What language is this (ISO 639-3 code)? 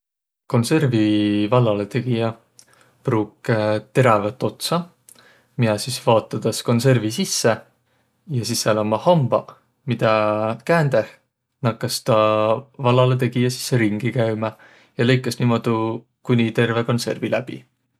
vro